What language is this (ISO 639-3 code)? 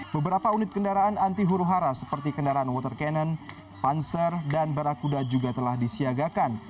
ind